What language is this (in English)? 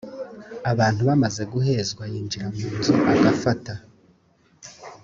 Kinyarwanda